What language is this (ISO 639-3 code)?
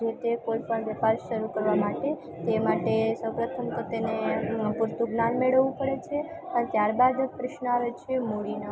guj